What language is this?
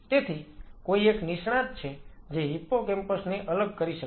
Gujarati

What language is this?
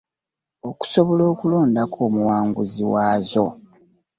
Ganda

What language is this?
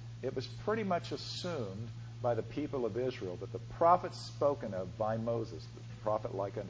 English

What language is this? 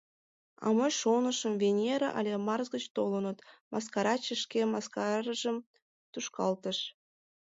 Mari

